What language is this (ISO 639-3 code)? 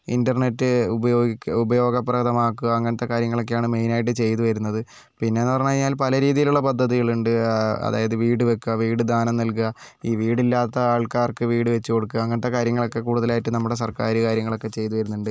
mal